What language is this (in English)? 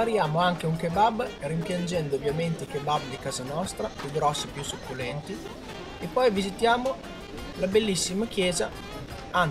Italian